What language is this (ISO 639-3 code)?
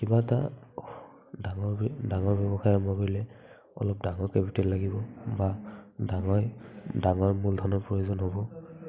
asm